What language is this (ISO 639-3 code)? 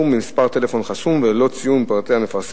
heb